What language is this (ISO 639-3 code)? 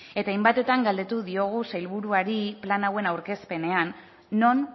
eus